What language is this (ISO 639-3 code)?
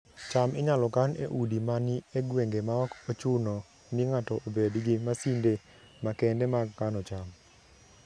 luo